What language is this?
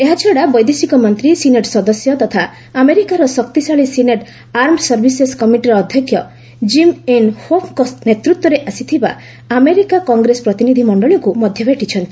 Odia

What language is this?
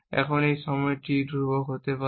Bangla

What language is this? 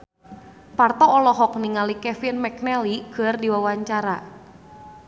Sundanese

